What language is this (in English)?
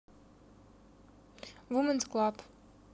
Russian